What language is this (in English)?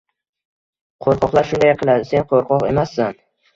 Uzbek